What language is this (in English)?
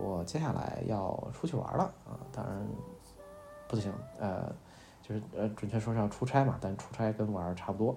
Chinese